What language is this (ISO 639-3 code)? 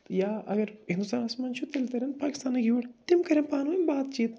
kas